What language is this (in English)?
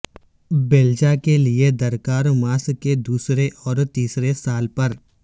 Urdu